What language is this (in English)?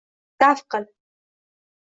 Uzbek